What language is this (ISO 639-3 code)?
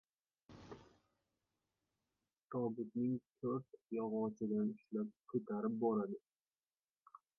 uzb